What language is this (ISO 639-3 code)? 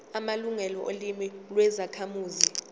zul